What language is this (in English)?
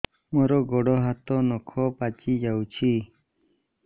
Odia